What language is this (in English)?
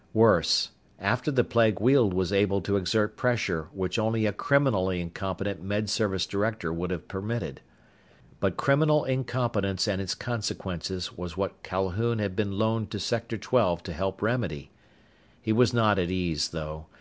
English